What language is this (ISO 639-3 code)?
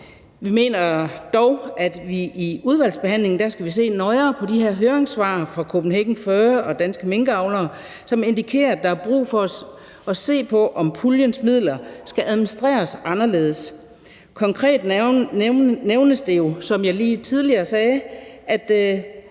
dan